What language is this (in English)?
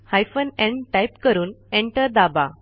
Marathi